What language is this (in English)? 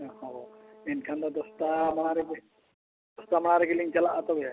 Santali